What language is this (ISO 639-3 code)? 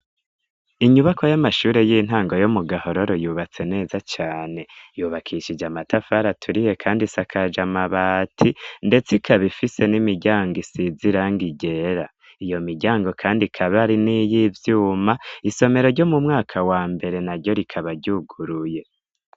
run